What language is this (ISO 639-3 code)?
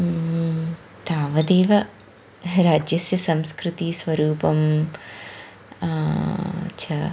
san